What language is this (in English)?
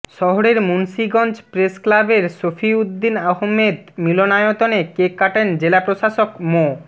Bangla